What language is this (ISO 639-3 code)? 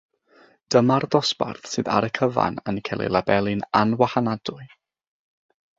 cym